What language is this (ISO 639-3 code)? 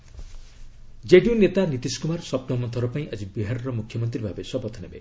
ori